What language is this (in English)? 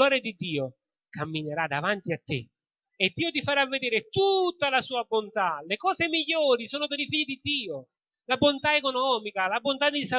Italian